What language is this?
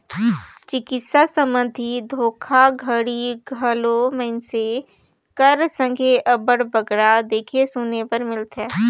Chhattisgarhi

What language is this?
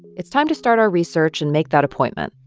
English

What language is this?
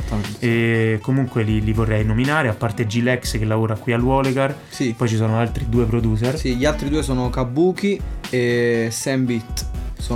Italian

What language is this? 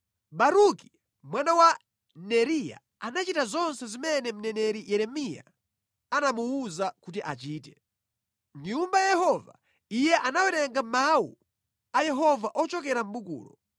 Nyanja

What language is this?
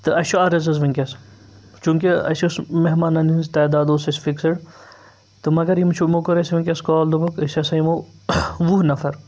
Kashmiri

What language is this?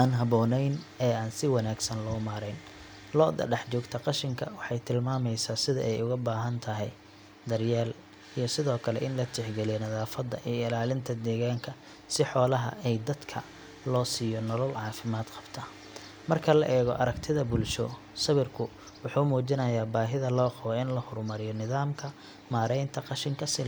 Somali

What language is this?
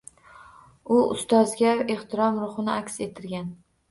Uzbek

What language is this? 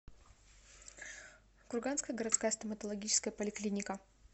Russian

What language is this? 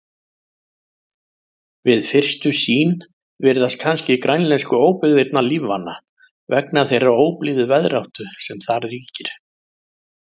Icelandic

